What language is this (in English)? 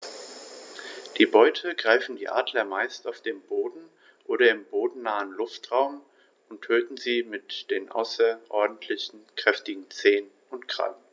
German